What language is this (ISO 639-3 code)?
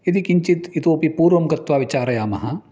san